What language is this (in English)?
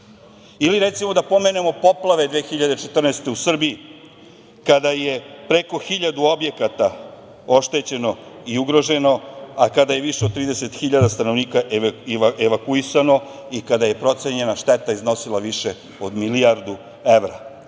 Serbian